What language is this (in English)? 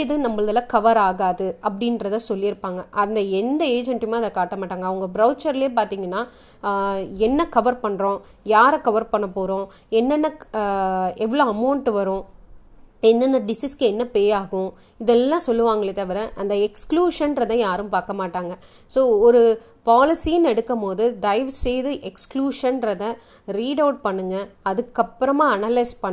Tamil